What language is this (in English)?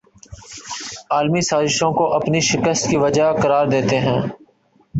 Urdu